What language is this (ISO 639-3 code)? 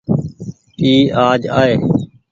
gig